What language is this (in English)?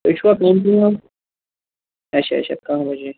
Kashmiri